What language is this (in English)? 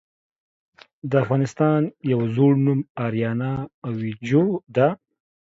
Pashto